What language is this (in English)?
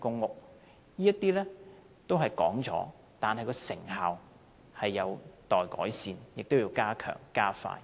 Cantonese